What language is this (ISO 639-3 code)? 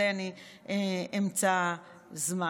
heb